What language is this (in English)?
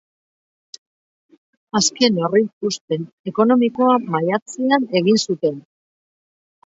Basque